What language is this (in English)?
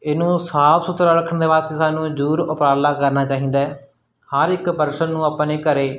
Punjabi